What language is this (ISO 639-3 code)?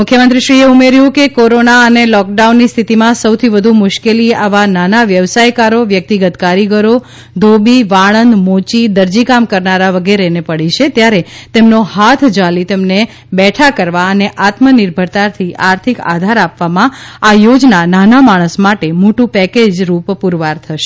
guj